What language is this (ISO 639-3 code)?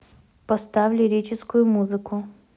rus